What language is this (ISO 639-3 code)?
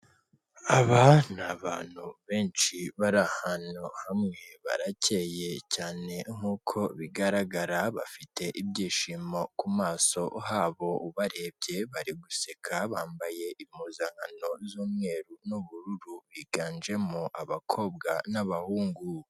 kin